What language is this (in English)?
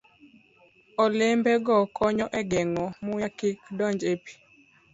Luo (Kenya and Tanzania)